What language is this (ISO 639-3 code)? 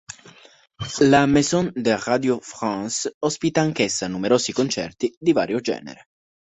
ita